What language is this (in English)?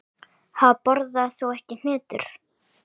Icelandic